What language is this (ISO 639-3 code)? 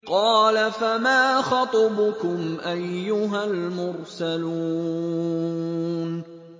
ara